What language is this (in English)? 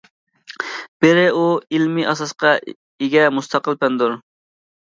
Uyghur